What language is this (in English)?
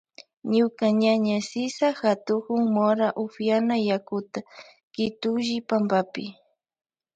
Loja Highland Quichua